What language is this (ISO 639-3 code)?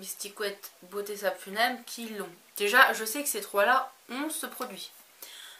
fra